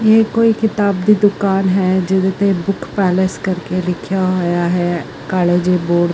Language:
Punjabi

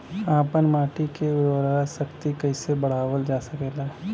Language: Bhojpuri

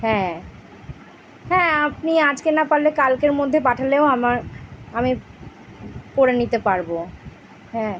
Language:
Bangla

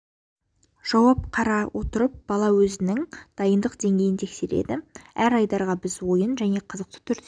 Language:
Kazakh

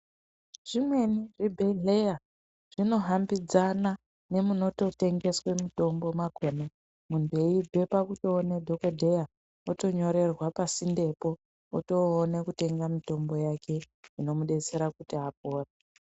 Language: Ndau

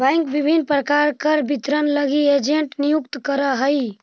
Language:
Magahi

